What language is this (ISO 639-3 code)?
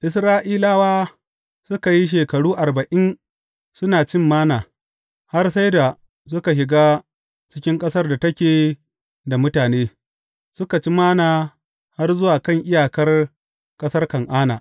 hau